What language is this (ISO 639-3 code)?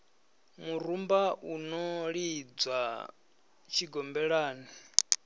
ven